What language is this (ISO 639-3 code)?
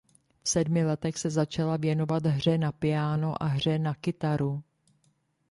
ces